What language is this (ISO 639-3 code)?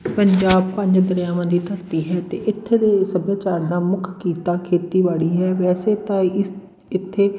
pan